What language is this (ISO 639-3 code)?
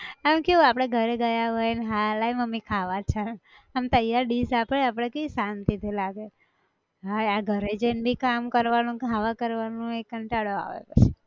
guj